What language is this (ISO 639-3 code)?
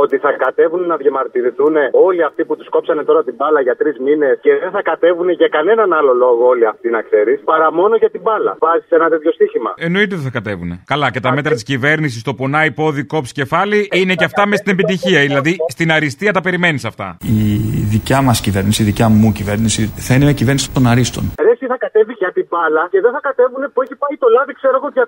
ell